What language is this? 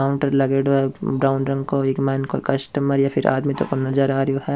Rajasthani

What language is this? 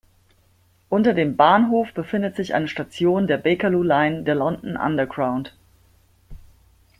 German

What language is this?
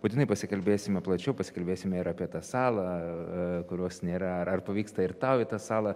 Lithuanian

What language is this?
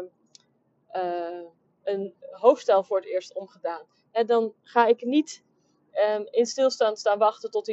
Dutch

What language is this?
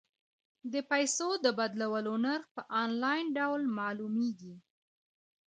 Pashto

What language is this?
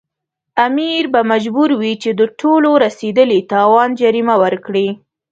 Pashto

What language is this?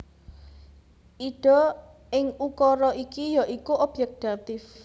Javanese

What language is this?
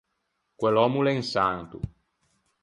Ligurian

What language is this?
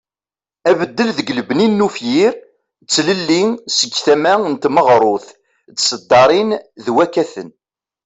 Kabyle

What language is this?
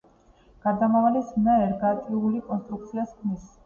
Georgian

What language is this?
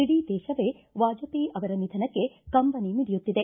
Kannada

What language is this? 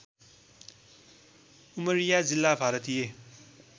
Nepali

